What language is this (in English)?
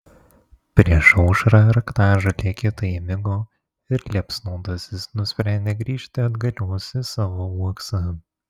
Lithuanian